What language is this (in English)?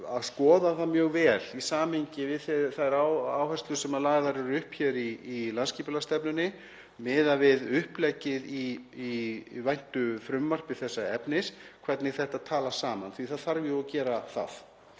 Icelandic